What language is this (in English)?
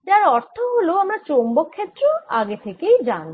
Bangla